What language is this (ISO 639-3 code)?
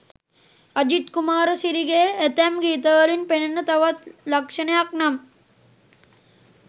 sin